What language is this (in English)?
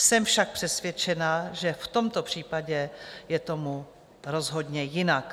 Czech